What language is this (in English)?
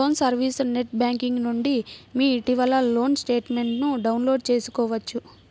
Telugu